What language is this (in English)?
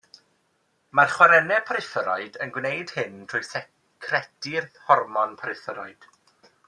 Welsh